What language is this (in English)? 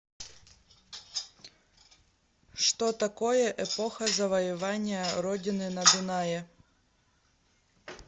Russian